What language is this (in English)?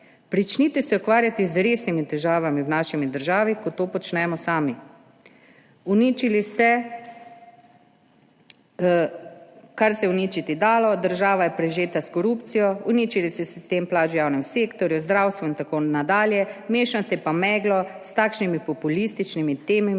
Slovenian